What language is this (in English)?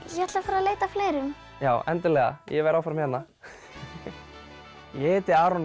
Icelandic